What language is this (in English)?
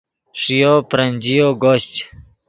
Yidgha